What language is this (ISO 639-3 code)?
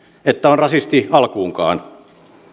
fin